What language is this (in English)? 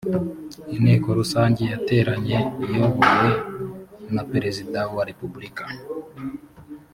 Kinyarwanda